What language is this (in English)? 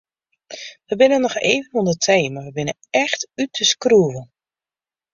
Western Frisian